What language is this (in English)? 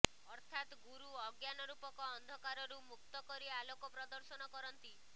Odia